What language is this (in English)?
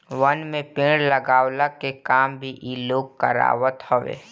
Bhojpuri